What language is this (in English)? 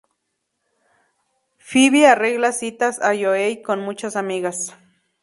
Spanish